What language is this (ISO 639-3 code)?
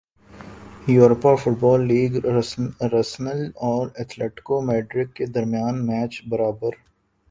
urd